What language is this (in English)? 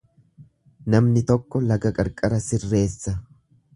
Oromo